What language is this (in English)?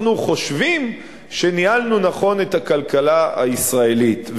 Hebrew